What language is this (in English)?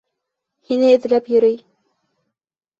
Bashkir